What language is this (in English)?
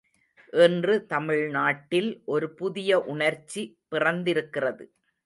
Tamil